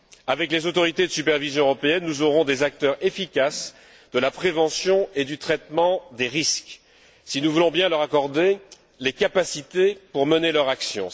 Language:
French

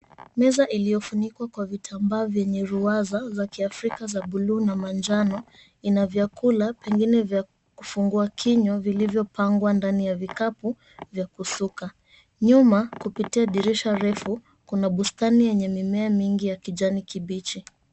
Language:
Swahili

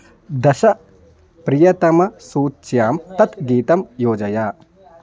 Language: Sanskrit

